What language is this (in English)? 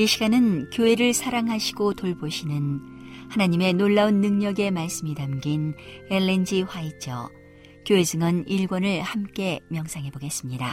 Korean